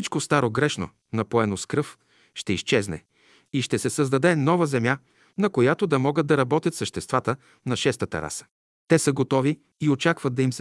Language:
Bulgarian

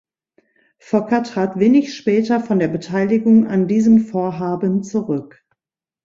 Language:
German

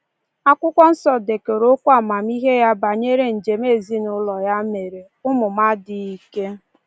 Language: Igbo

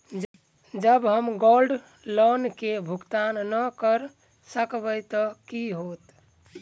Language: Maithili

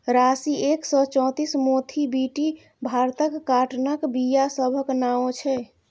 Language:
Maithili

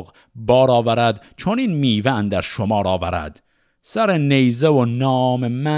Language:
Persian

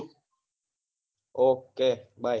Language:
Gujarati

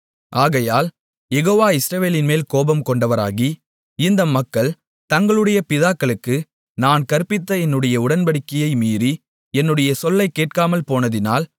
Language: Tamil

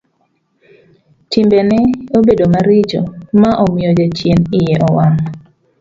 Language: Luo (Kenya and Tanzania)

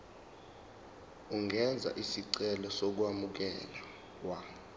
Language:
Zulu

